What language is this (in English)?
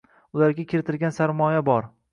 Uzbek